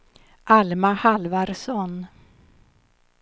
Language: Swedish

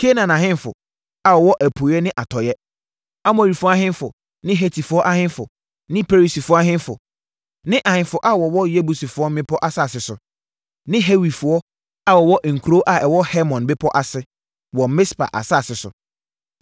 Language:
Akan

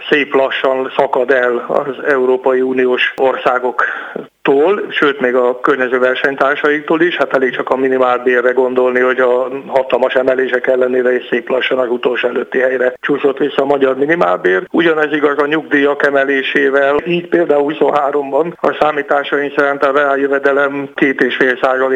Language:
Hungarian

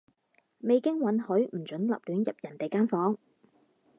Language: Cantonese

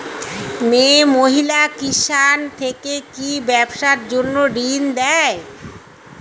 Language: Bangla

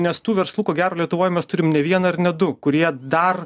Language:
Lithuanian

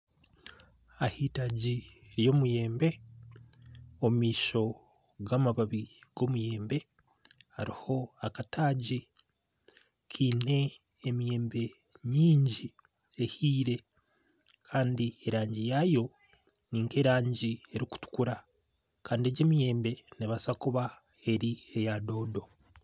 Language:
Nyankole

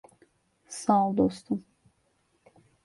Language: Turkish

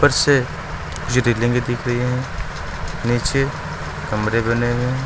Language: Hindi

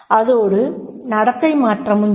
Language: Tamil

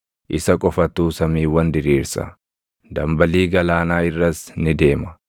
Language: Oromo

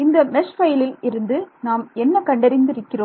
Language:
Tamil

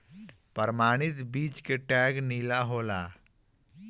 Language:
Bhojpuri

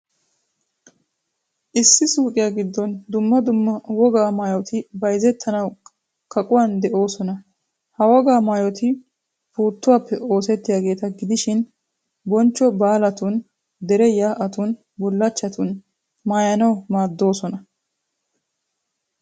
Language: Wolaytta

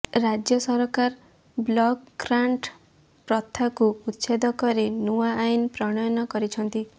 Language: Odia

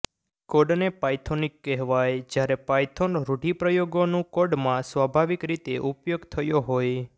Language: Gujarati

